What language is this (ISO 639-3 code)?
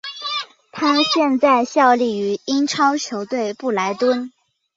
zho